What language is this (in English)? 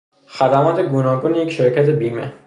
Persian